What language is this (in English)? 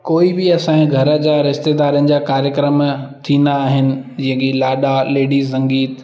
Sindhi